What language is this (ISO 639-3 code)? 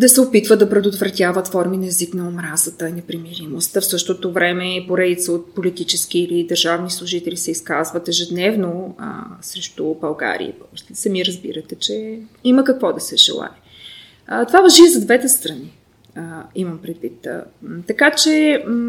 bul